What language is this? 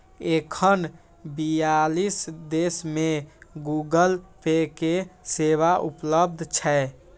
Maithili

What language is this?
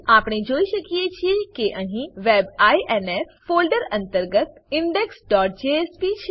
Gujarati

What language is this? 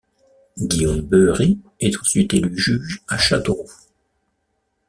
French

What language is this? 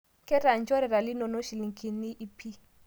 Masai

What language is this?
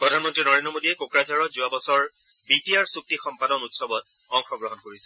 Assamese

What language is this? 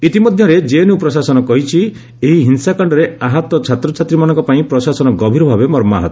Odia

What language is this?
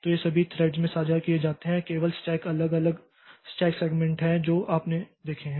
Hindi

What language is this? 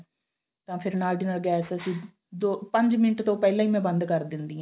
Punjabi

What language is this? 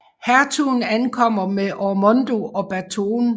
Danish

